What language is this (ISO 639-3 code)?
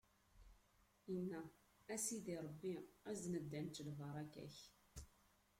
kab